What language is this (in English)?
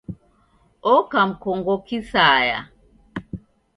Taita